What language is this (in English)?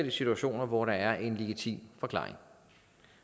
Danish